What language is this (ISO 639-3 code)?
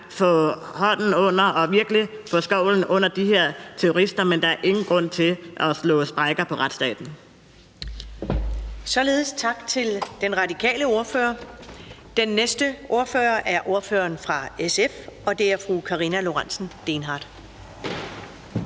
dan